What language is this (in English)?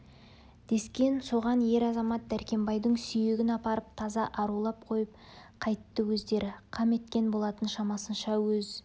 Kazakh